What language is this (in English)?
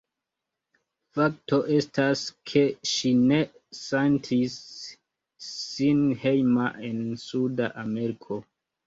Esperanto